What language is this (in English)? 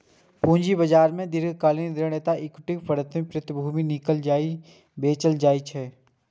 Maithili